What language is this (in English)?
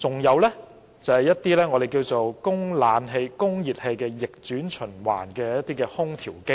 Cantonese